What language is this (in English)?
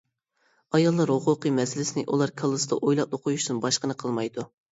Uyghur